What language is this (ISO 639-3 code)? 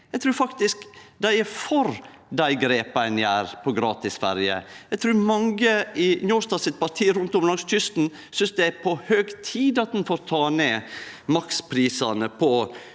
nor